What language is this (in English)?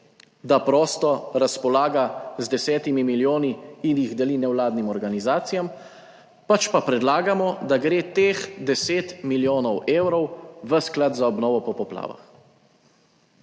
Slovenian